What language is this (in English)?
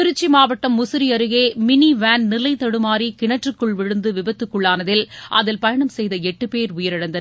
Tamil